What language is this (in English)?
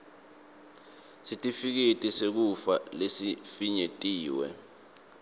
Swati